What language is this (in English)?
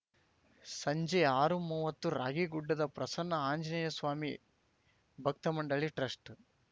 Kannada